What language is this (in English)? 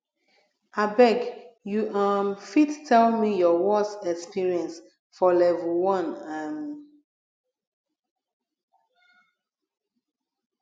Nigerian Pidgin